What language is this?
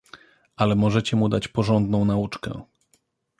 Polish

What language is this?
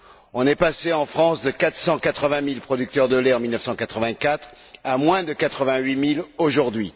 French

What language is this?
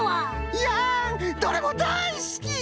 Japanese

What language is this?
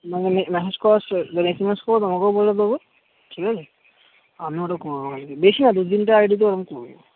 Bangla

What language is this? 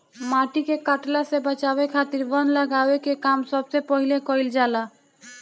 Bhojpuri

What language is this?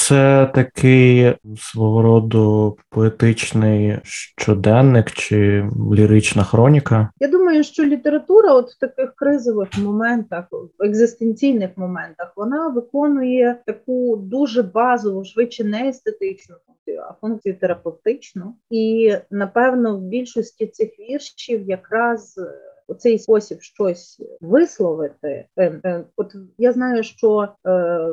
Ukrainian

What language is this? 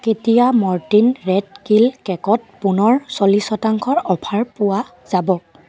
Assamese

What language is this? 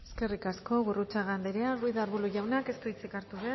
Basque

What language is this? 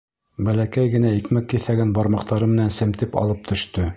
Bashkir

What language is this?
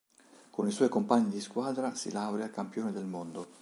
Italian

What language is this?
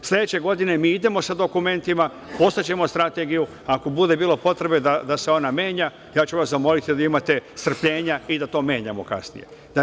Serbian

